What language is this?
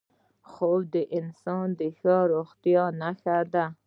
Pashto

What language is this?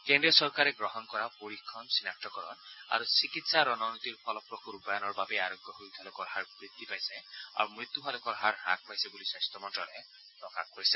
Assamese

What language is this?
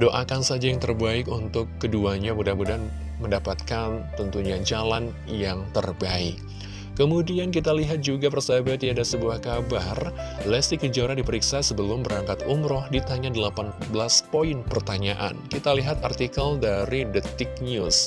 Indonesian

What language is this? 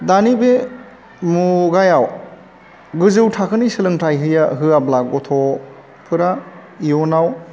Bodo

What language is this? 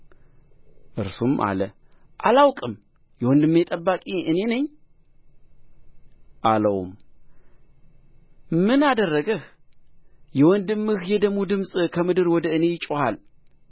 Amharic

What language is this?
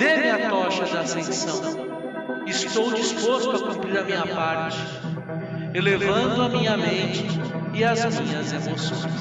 Portuguese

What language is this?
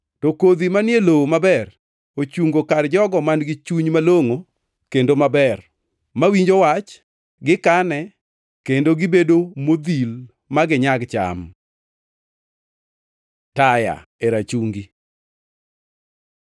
Luo (Kenya and Tanzania)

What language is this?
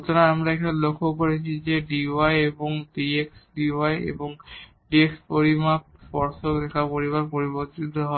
Bangla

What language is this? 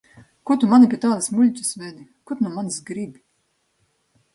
Latvian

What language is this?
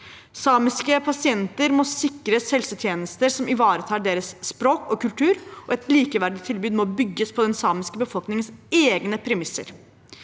Norwegian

